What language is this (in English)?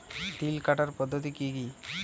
Bangla